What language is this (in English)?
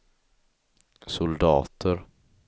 Swedish